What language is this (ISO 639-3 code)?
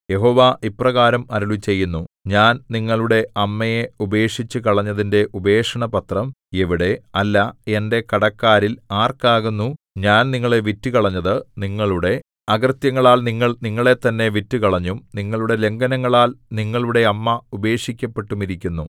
mal